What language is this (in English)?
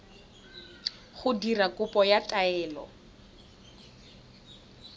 Tswana